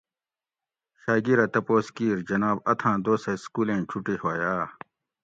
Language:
Gawri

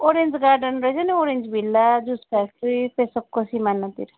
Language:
Nepali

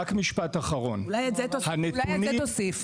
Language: Hebrew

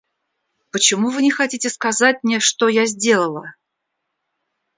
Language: Russian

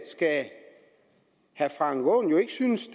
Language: Danish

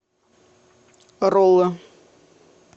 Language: Russian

